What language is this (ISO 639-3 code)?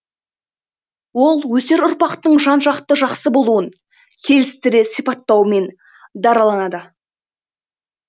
kaz